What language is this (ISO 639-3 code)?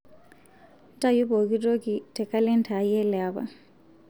mas